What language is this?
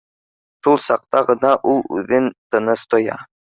Bashkir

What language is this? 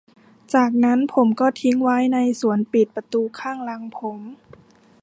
Thai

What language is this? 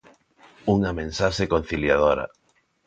Galician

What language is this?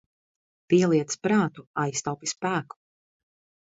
Latvian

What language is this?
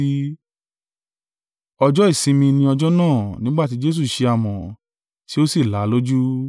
Yoruba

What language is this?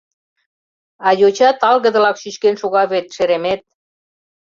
Mari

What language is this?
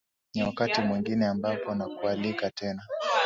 Swahili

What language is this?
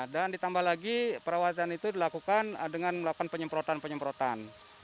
Indonesian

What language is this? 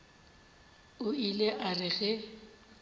Northern Sotho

